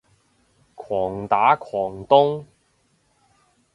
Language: Cantonese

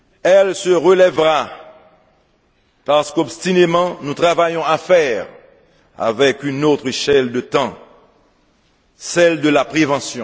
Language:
French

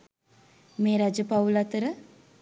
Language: Sinhala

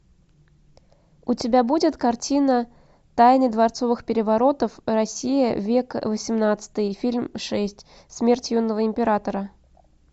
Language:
Russian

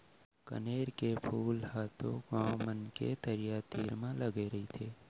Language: Chhattisgarhi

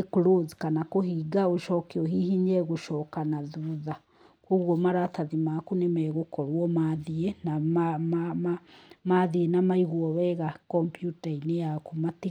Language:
Kikuyu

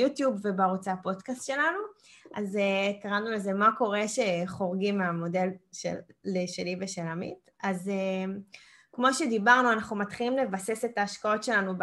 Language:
Hebrew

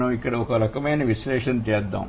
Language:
Telugu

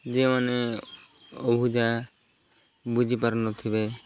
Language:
Odia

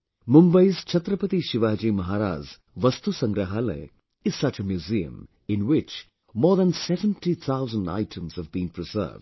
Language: English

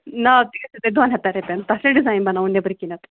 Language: Kashmiri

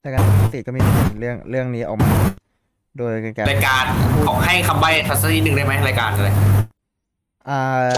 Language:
Thai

